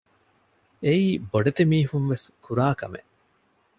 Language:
Divehi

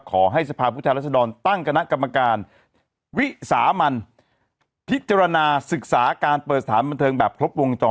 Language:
Thai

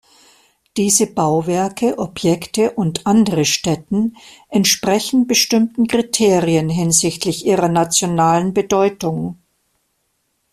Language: German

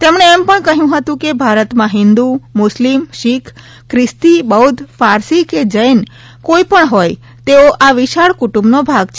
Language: Gujarati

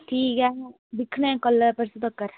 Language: Dogri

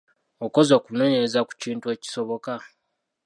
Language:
Ganda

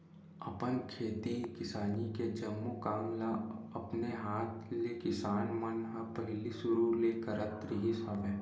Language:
Chhattisgarhi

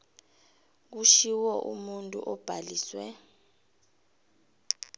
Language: South Ndebele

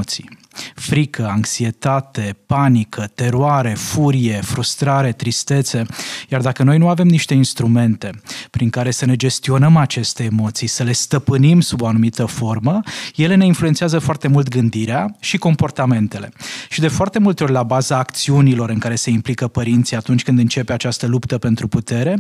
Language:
Romanian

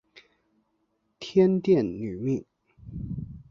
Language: Chinese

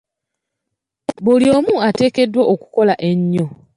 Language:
Ganda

